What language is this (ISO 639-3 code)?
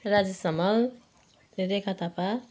nep